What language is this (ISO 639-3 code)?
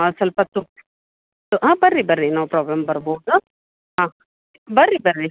kan